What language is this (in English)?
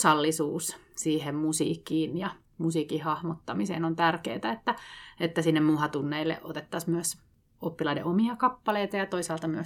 Finnish